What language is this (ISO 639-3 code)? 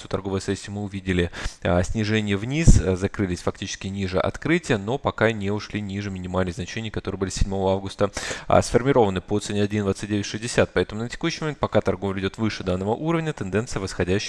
rus